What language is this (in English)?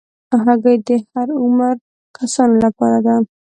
Pashto